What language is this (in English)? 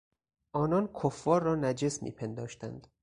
Persian